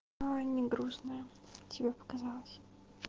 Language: Russian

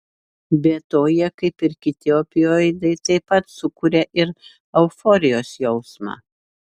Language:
Lithuanian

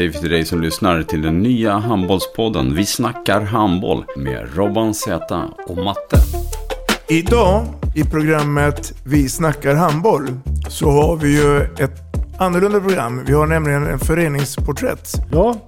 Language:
Swedish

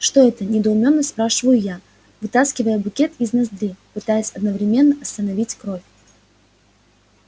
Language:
Russian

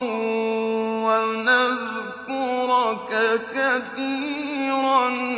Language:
Arabic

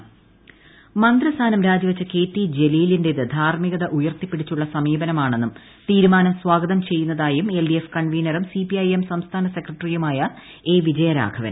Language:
Malayalam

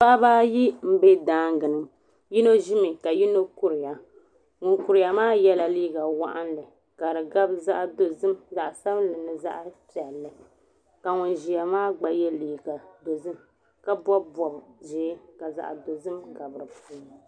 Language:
Dagbani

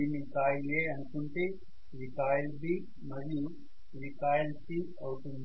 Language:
Telugu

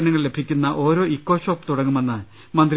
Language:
Malayalam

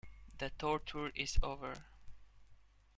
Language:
English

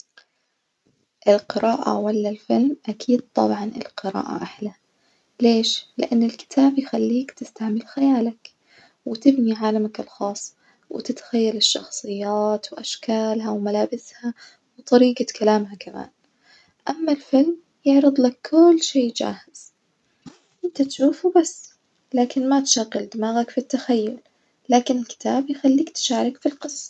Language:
Najdi Arabic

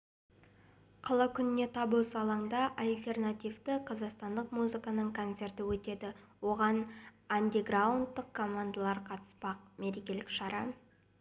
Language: Kazakh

